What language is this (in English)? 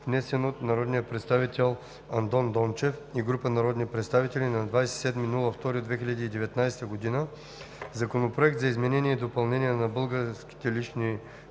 Bulgarian